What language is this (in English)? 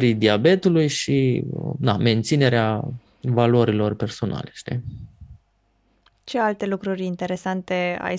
Romanian